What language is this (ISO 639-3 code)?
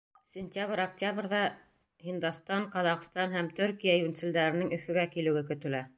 bak